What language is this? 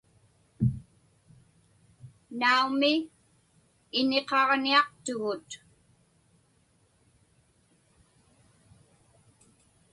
Inupiaq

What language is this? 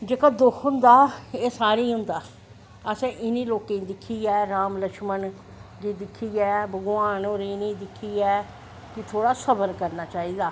Dogri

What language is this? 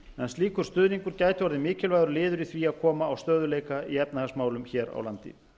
Icelandic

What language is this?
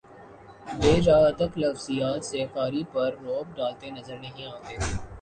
Urdu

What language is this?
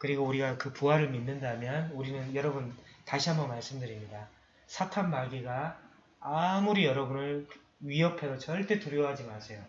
Korean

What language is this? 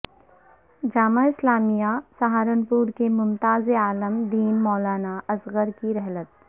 Urdu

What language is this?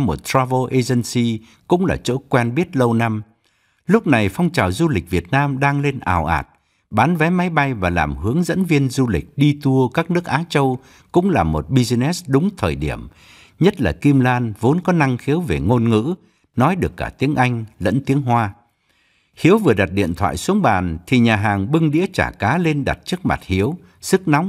Vietnamese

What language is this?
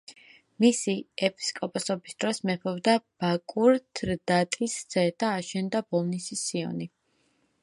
Georgian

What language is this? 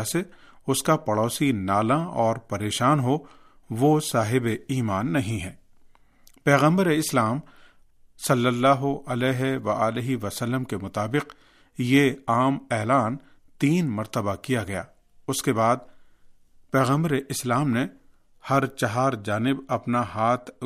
Urdu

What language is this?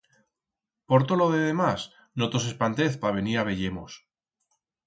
Aragonese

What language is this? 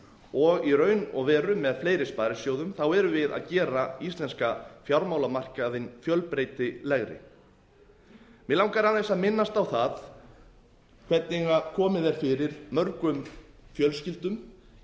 Icelandic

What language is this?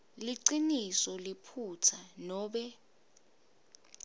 Swati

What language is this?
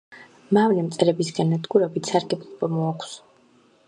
Georgian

